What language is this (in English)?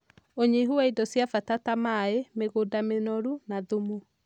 Kikuyu